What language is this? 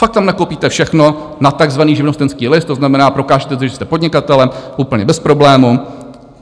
Czech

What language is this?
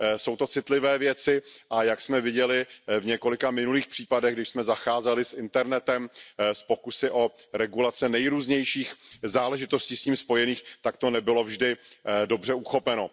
Czech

